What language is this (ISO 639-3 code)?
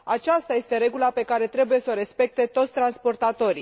ron